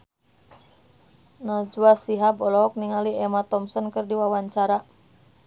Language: Sundanese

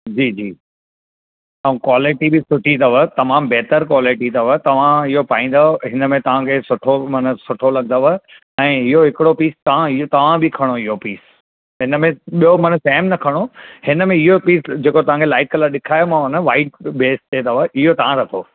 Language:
Sindhi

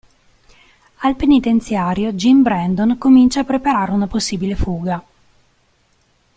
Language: Italian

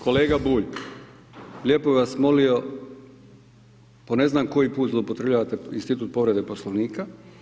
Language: Croatian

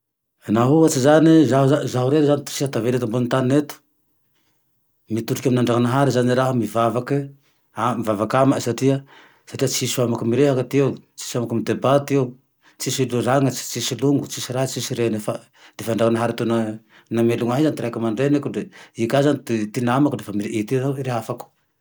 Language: Tandroy-Mahafaly Malagasy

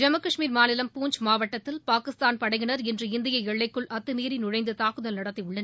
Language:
Tamil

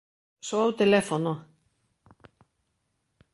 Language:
Galician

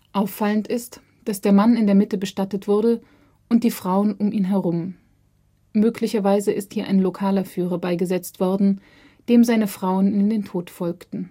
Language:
German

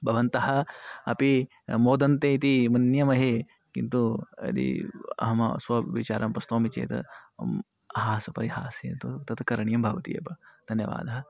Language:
Sanskrit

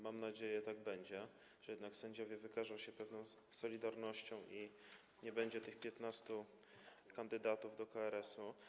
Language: Polish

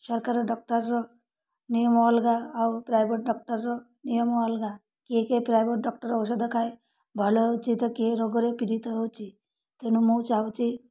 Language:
Odia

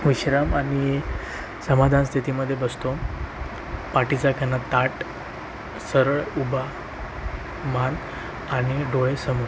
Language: Marathi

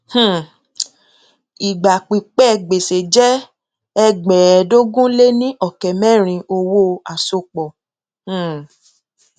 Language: Yoruba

